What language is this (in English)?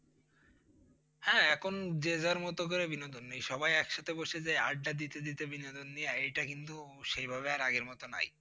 Bangla